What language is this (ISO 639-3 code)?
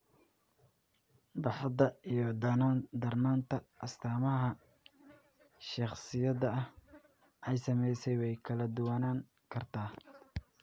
som